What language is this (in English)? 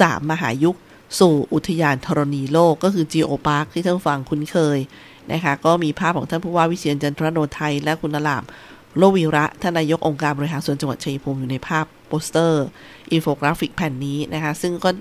Thai